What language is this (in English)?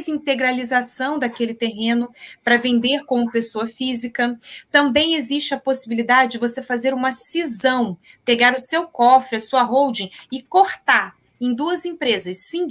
Portuguese